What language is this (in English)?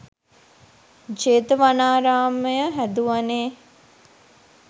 Sinhala